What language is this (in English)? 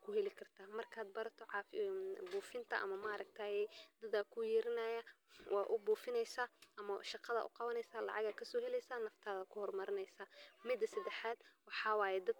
Somali